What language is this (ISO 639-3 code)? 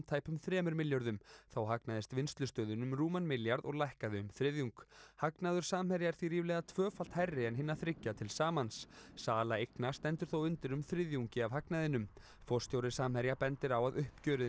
isl